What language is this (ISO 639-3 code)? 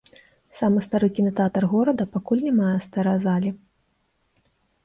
bel